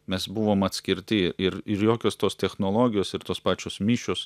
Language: Lithuanian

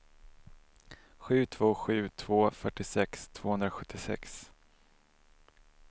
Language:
Swedish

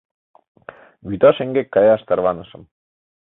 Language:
Mari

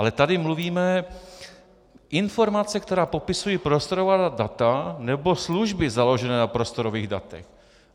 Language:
Czech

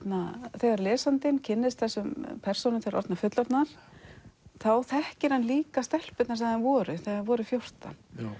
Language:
Icelandic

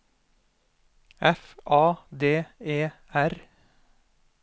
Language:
Norwegian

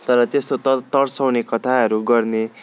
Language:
Nepali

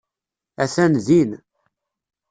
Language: Kabyle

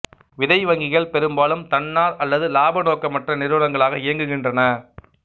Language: Tamil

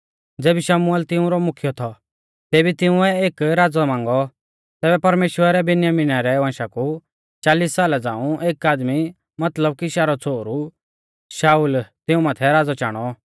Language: Mahasu Pahari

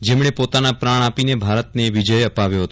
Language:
Gujarati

